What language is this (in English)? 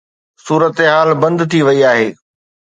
Sindhi